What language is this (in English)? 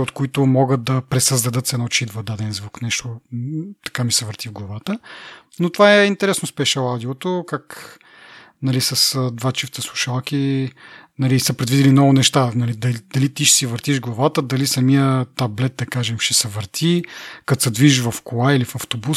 Bulgarian